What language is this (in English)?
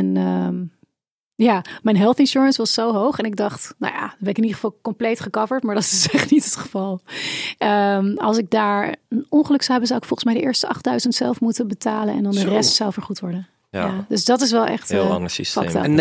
Dutch